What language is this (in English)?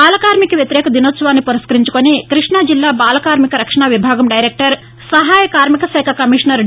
Telugu